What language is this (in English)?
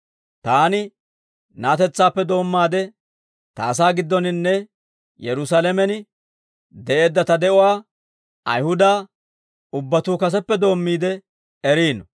Dawro